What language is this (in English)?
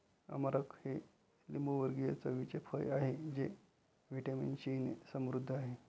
Marathi